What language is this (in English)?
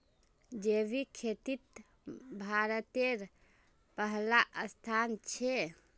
Magahi